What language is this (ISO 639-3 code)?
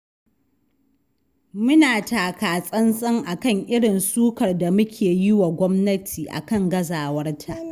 hau